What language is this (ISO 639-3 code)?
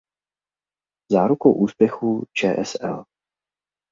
ces